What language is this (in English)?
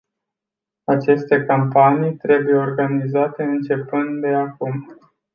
Romanian